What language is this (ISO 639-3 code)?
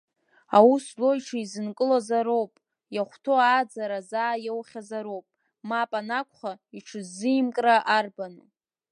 abk